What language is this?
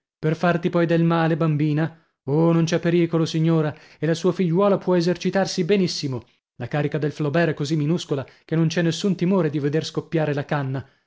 Italian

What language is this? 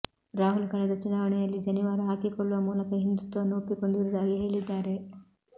Kannada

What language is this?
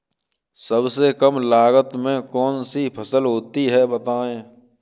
Hindi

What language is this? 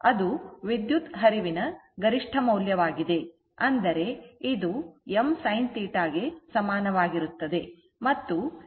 Kannada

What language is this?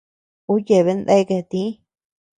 Tepeuxila Cuicatec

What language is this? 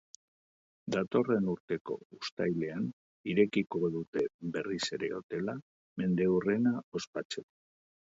Basque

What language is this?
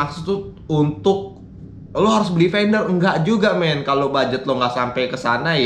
Indonesian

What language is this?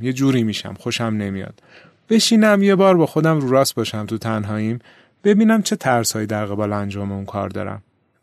Persian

